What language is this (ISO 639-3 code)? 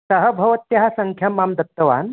san